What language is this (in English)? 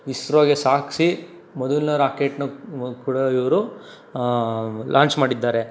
Kannada